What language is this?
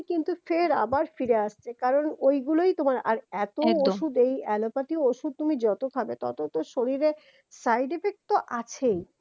Bangla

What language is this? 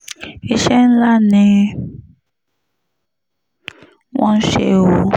Yoruba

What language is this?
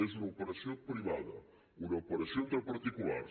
Catalan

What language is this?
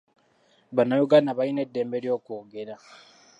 Ganda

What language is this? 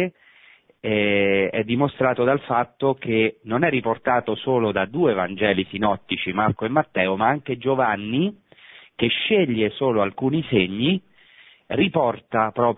Italian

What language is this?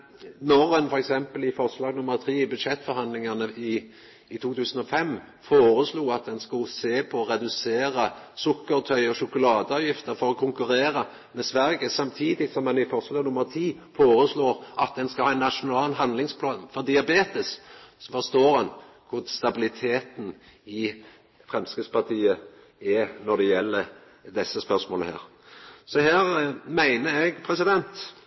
Norwegian Nynorsk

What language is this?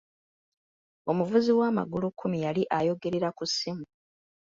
Ganda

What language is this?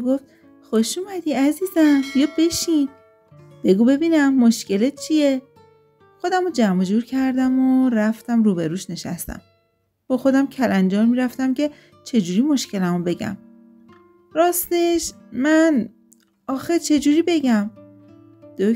Persian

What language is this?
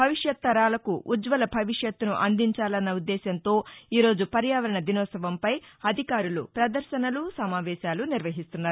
Telugu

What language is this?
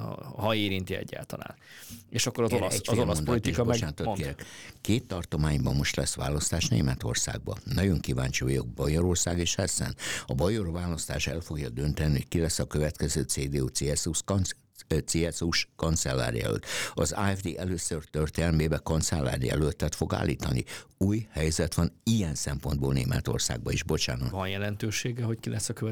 Hungarian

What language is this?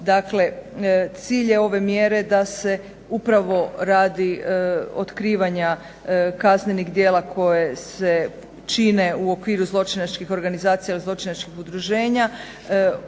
Croatian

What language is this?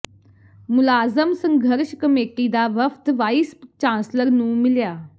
Punjabi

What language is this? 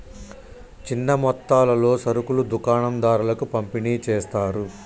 Telugu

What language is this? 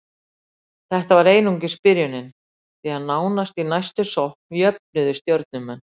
Icelandic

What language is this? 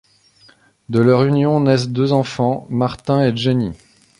French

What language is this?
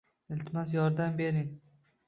Uzbek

